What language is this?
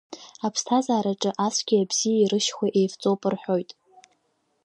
Abkhazian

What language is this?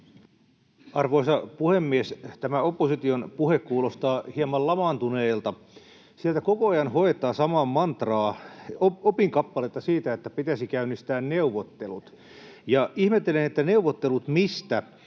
Finnish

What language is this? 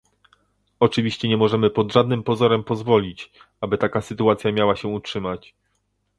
Polish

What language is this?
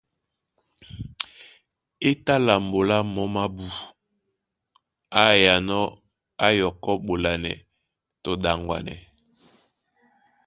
Duala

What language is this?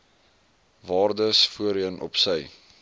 Afrikaans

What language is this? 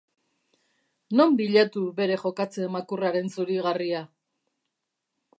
Basque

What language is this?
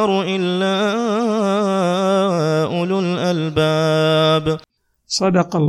Arabic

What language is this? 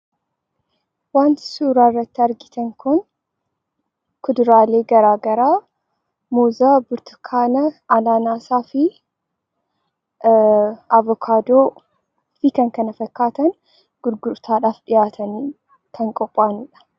Oromo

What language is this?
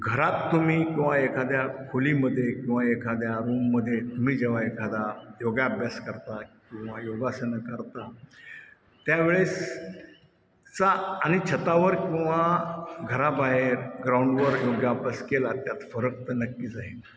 Marathi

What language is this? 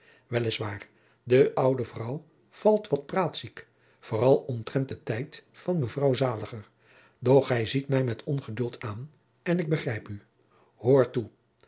Dutch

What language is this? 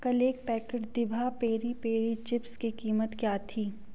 Hindi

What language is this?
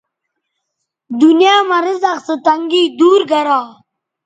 Bateri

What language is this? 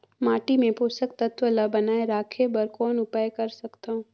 Chhattisgarhi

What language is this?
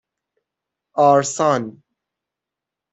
Persian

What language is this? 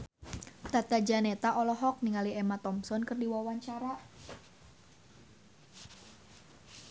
Sundanese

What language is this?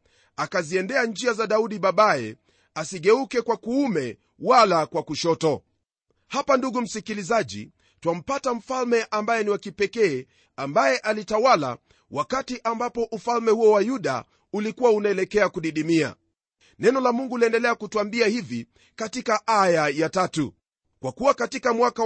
Swahili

